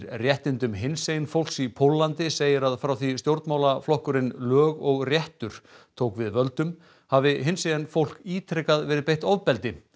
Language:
Icelandic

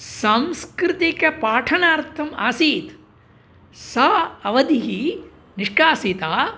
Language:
Sanskrit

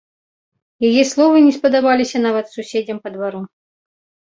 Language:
Belarusian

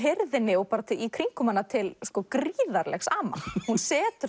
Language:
Icelandic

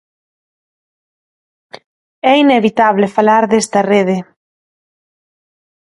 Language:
Galician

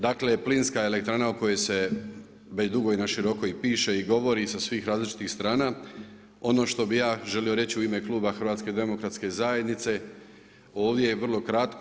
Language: Croatian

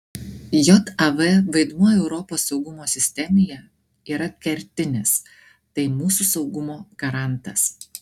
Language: Lithuanian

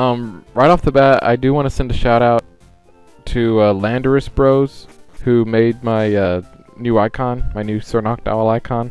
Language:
English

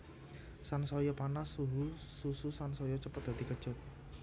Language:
Javanese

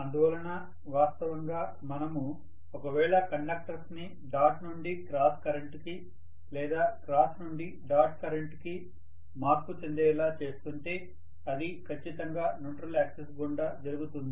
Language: Telugu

